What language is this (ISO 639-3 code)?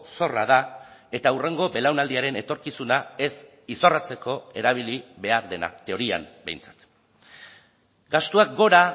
eus